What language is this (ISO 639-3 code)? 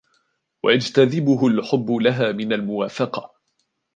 ara